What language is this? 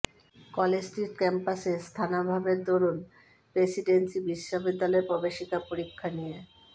Bangla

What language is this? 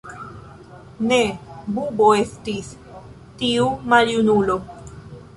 Esperanto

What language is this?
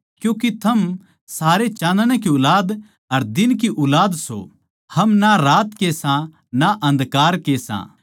Haryanvi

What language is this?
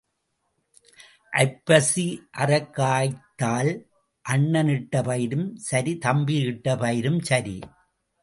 Tamil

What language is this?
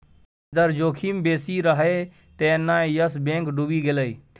Maithili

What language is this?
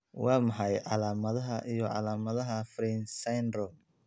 Somali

